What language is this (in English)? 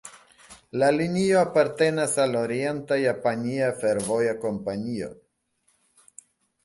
Esperanto